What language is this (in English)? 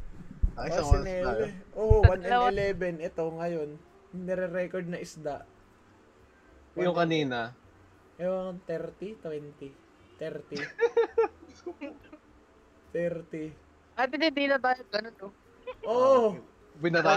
Filipino